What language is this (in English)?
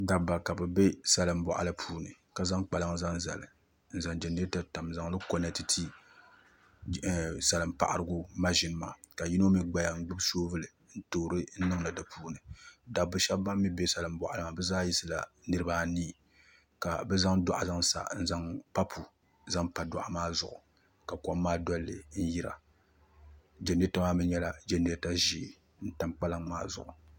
Dagbani